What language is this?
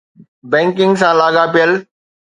Sindhi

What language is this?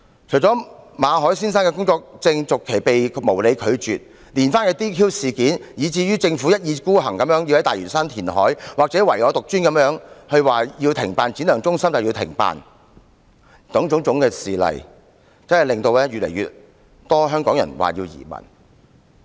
Cantonese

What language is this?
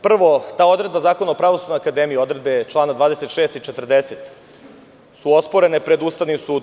Serbian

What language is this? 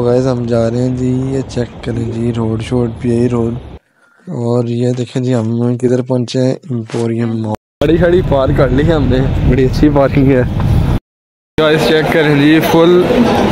Hindi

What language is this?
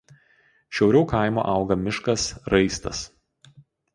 Lithuanian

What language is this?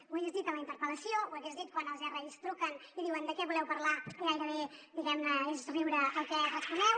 Catalan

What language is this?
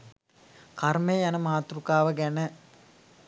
Sinhala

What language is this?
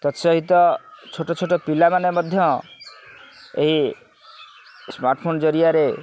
Odia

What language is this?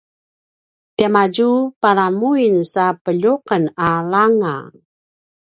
Paiwan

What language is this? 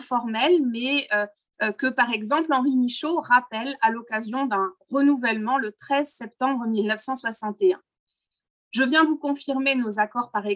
French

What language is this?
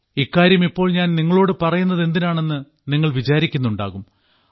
Malayalam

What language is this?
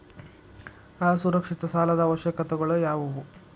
Kannada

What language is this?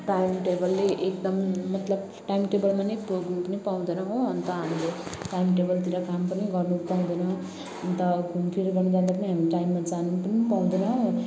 Nepali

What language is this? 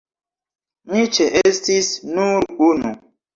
Esperanto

